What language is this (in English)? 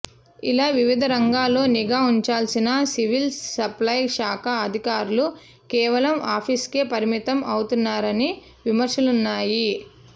Telugu